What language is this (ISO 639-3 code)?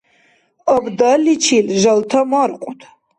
dar